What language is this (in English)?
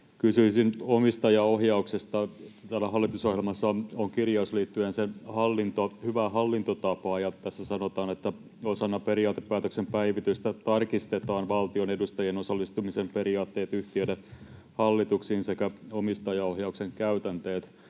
Finnish